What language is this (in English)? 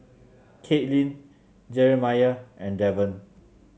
English